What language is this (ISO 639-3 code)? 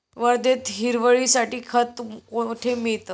mar